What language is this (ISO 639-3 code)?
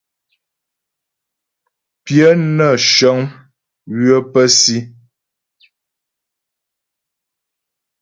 bbj